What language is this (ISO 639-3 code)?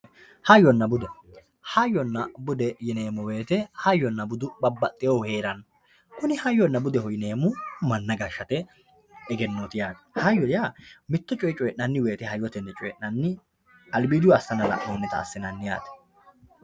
sid